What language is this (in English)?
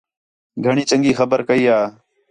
Khetrani